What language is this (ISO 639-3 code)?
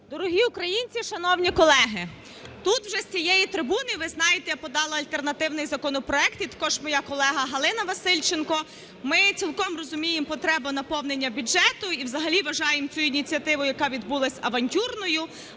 ukr